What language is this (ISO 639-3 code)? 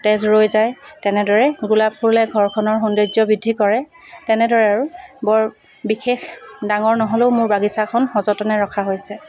asm